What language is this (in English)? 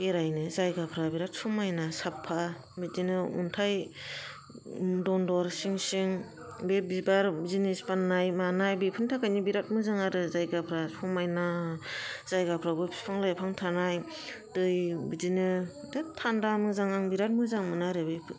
Bodo